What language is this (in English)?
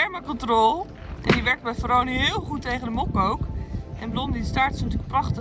Dutch